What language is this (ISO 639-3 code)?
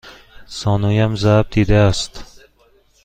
fas